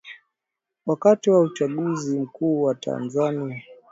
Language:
Swahili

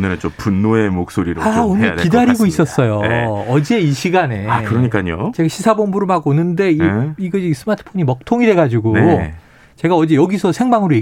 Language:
Korean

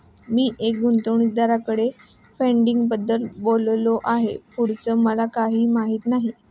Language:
Marathi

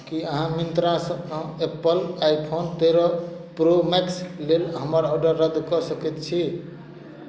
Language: Maithili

